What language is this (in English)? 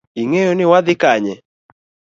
Luo (Kenya and Tanzania)